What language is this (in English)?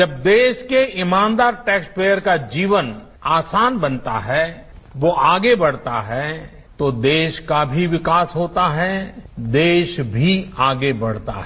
Hindi